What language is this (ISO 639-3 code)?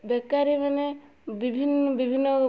ori